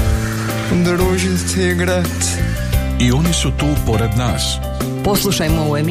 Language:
Croatian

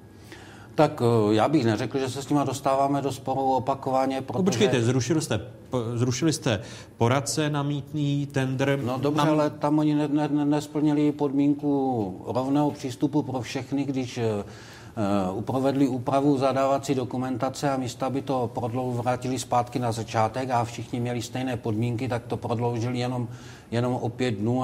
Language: Czech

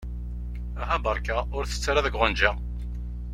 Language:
Kabyle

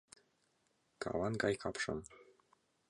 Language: Mari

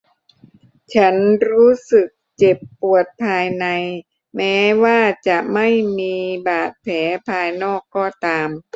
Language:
Thai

